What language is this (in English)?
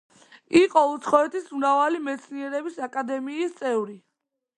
Georgian